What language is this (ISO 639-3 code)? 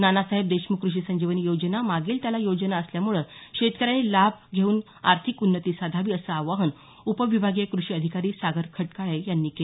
mar